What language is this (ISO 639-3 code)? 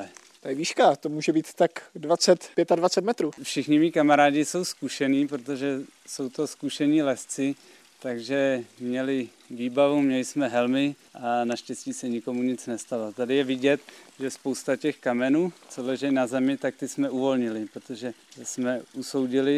ces